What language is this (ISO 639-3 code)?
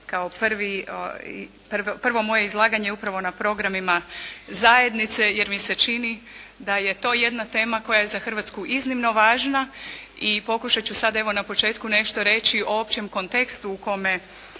hrv